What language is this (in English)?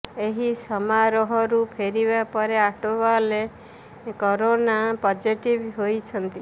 Odia